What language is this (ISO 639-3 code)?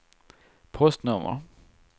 swe